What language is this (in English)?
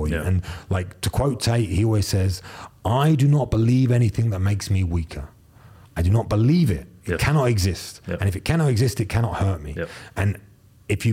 English